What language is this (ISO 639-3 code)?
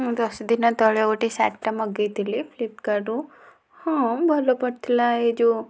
ori